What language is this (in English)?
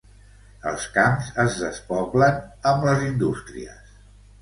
Catalan